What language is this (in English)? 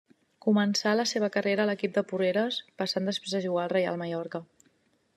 Catalan